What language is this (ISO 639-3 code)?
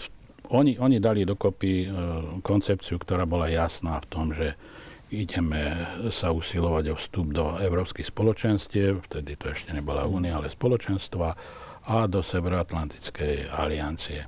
slk